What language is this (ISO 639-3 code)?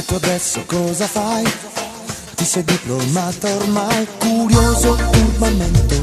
ara